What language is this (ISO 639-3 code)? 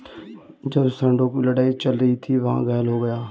hin